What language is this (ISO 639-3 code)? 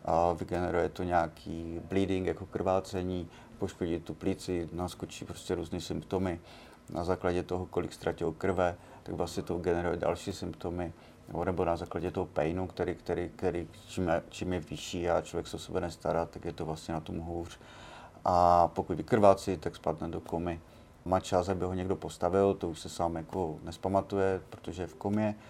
ces